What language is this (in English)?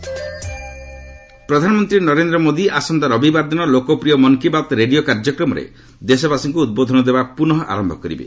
Odia